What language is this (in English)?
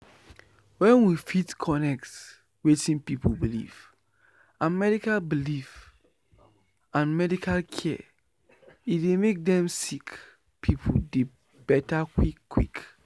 Nigerian Pidgin